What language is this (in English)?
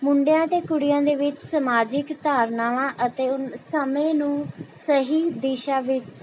Punjabi